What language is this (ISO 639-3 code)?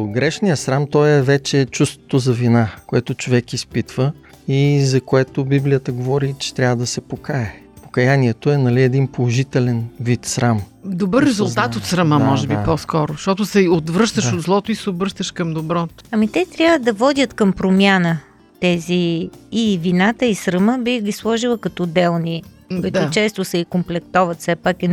bul